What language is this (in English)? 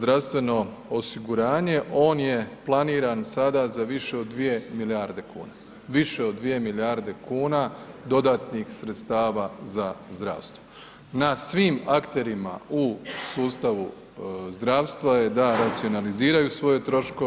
Croatian